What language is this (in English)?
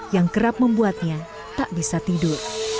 Indonesian